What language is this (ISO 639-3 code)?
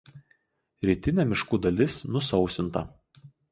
lit